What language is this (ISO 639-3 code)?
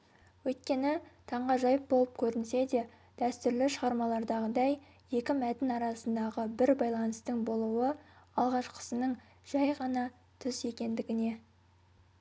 kaz